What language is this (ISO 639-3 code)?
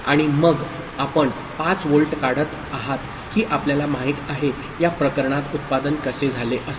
mar